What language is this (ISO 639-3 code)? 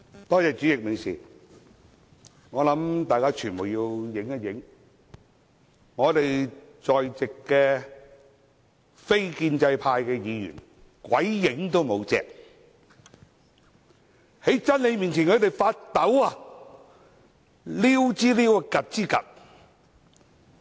yue